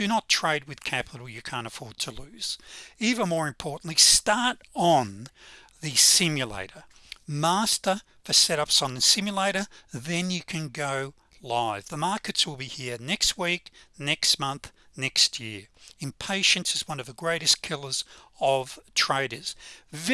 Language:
English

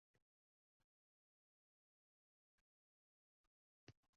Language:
Uzbek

